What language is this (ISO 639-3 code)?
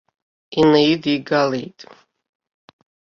abk